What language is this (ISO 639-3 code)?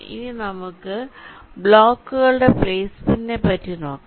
mal